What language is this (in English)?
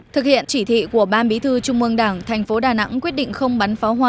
Vietnamese